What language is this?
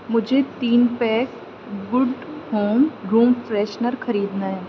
Urdu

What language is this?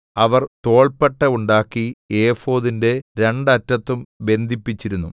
Malayalam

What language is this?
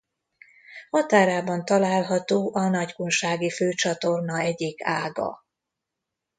Hungarian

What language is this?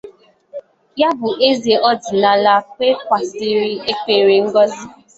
Igbo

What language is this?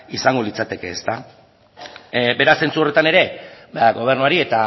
Basque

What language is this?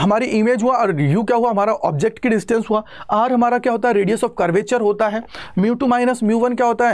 Hindi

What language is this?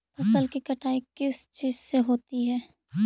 Magahi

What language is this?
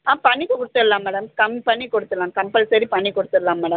Tamil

